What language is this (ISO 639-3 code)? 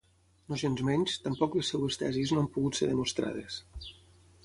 cat